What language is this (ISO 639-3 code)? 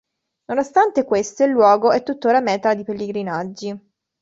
ita